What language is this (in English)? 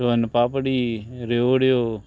Konkani